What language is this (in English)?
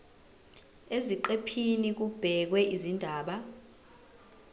Zulu